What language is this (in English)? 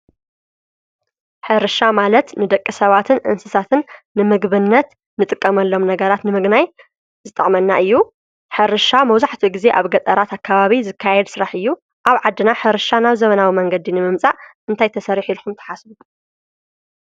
Tigrinya